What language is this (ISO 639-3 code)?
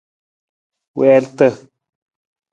nmz